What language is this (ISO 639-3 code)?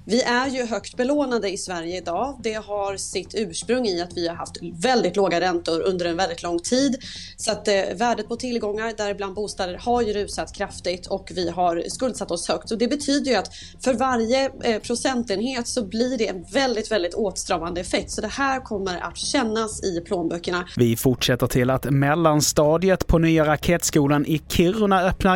swe